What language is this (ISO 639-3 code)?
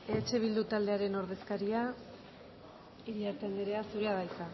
eus